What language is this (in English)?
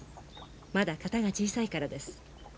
Japanese